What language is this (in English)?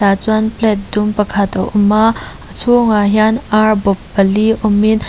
Mizo